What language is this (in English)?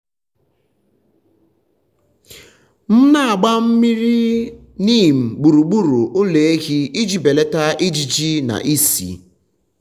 Igbo